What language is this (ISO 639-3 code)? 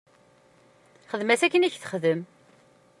kab